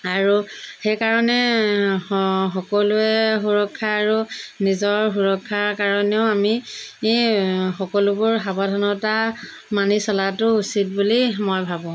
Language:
Assamese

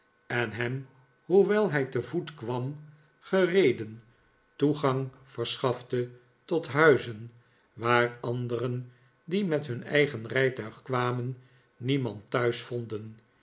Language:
Dutch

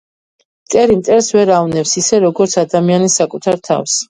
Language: Georgian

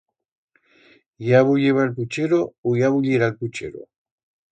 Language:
Aragonese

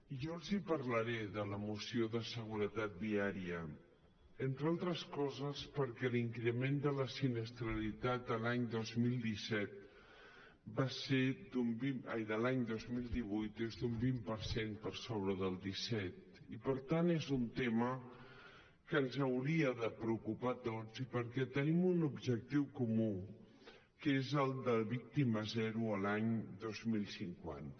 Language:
Catalan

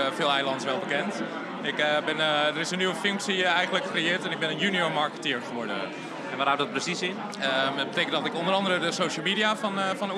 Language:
Dutch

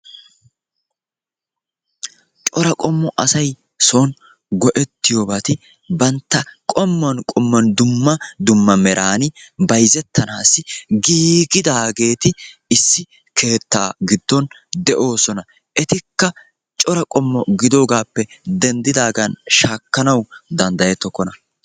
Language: Wolaytta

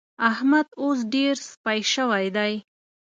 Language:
Pashto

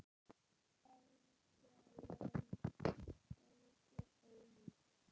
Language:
Icelandic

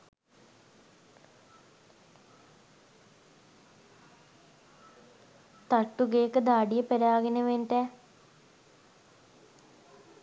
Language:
Sinhala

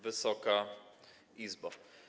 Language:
Polish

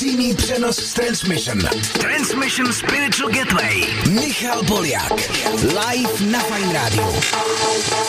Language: English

